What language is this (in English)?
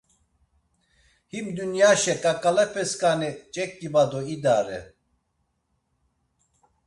Laz